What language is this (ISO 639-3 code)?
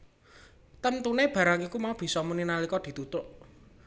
jav